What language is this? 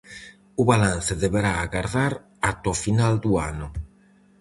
Galician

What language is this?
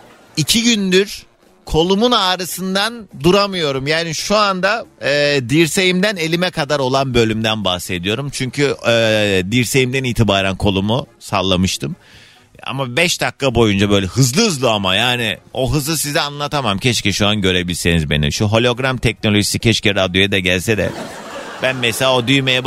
Turkish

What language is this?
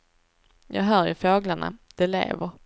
Swedish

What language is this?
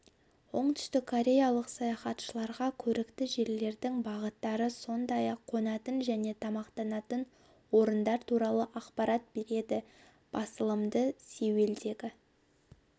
Kazakh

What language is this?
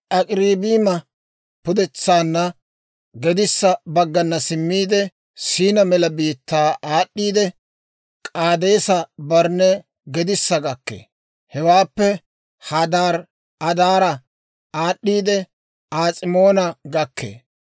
Dawro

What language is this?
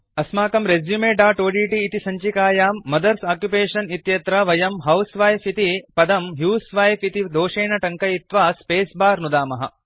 Sanskrit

